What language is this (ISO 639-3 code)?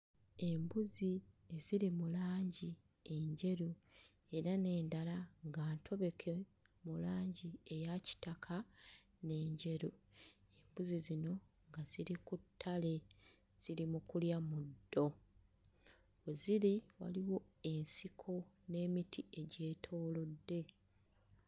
lug